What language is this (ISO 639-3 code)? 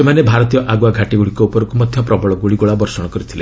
ori